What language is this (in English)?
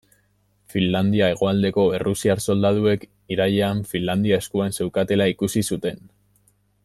Basque